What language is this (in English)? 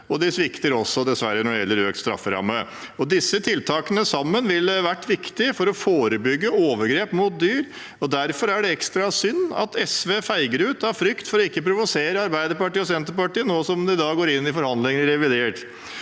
Norwegian